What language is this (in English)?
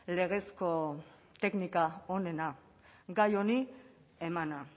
Basque